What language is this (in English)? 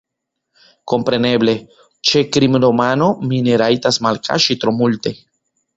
Esperanto